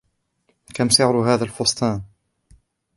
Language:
Arabic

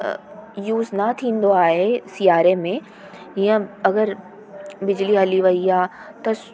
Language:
Sindhi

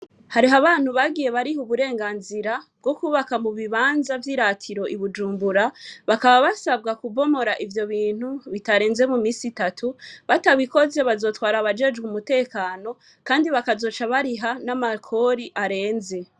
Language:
Rundi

